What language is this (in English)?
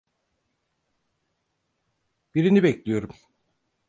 Turkish